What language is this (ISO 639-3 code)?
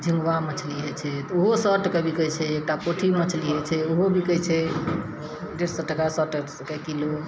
mai